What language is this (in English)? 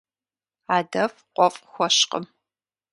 Kabardian